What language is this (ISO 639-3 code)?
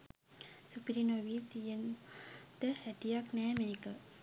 sin